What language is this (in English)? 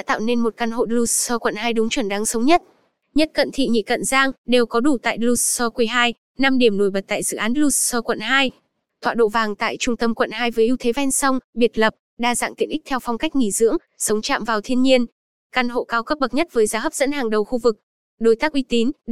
Vietnamese